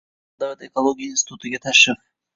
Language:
Uzbek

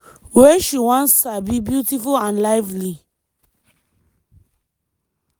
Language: Nigerian Pidgin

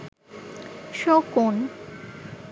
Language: Bangla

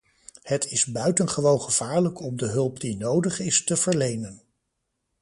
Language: Dutch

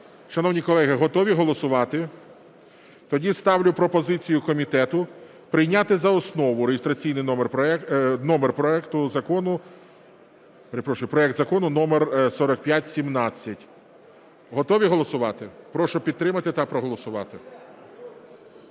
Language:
Ukrainian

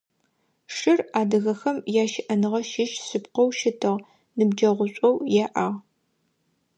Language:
Adyghe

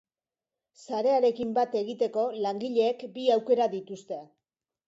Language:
Basque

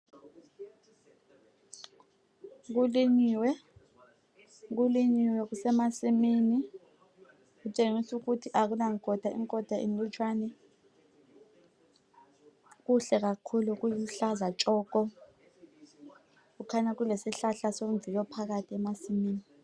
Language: North Ndebele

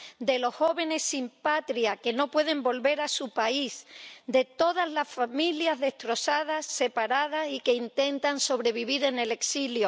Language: Spanish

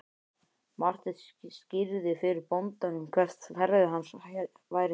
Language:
Icelandic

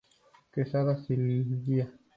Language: Spanish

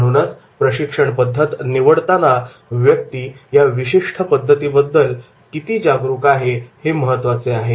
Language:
Marathi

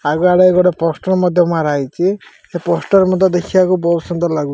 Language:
Odia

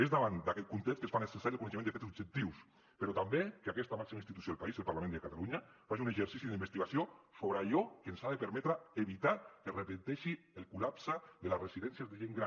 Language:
Catalan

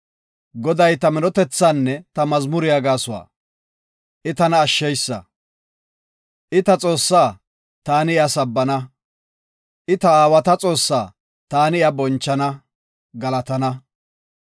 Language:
Gofa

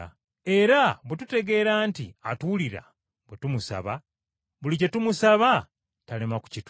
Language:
Ganda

